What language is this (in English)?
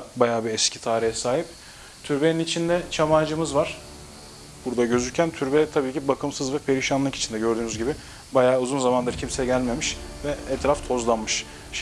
Turkish